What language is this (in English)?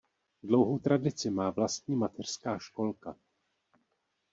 Czech